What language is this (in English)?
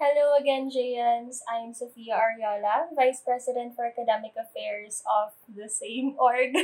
Filipino